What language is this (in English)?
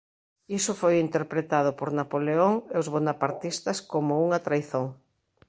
Galician